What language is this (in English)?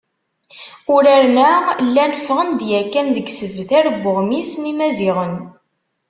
Kabyle